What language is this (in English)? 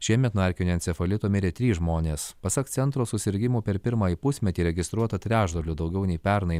Lithuanian